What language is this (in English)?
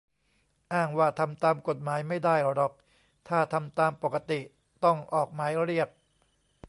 Thai